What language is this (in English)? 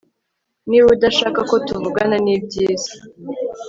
Kinyarwanda